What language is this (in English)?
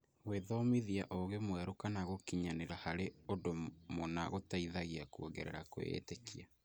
Kikuyu